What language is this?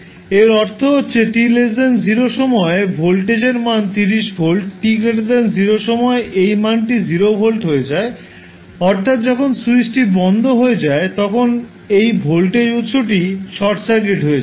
Bangla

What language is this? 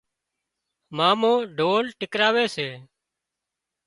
Wadiyara Koli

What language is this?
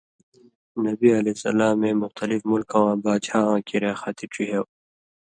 Indus Kohistani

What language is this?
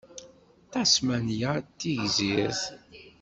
Kabyle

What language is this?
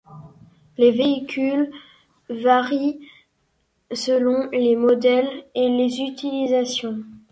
French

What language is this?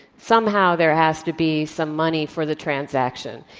English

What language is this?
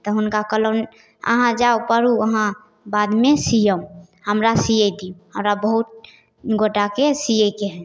Maithili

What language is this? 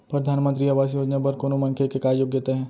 Chhattisgarhi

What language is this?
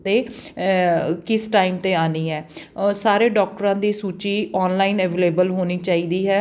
Punjabi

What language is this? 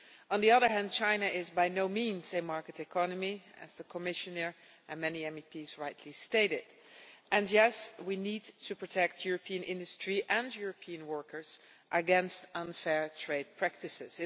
English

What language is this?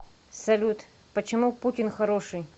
Russian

